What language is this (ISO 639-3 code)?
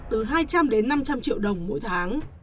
vie